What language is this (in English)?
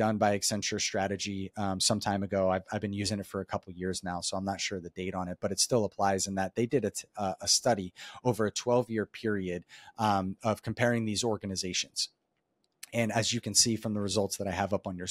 English